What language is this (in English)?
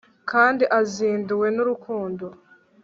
Kinyarwanda